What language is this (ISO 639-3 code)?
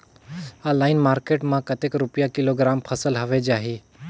hne